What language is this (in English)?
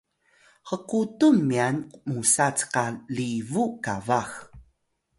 Atayal